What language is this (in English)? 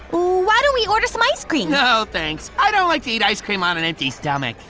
English